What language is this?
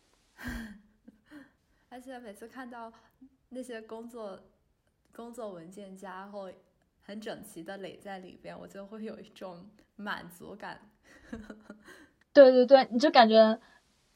Chinese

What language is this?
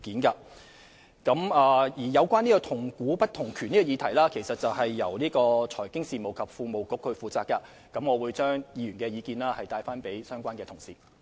Cantonese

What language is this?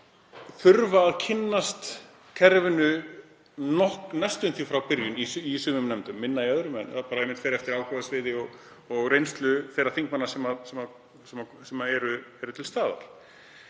Icelandic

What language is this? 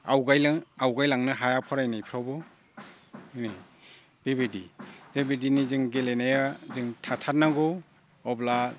Bodo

